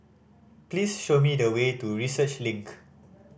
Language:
English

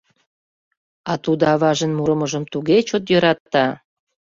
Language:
Mari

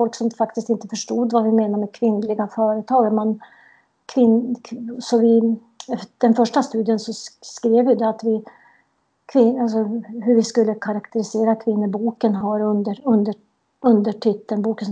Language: Swedish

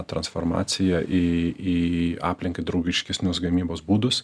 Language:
Lithuanian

